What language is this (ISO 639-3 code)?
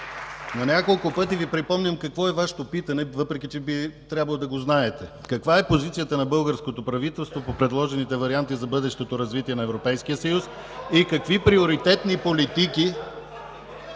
bul